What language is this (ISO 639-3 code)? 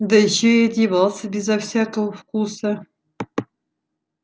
rus